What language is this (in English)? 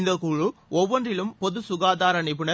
Tamil